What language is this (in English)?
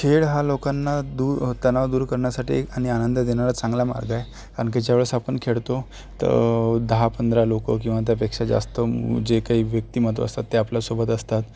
Marathi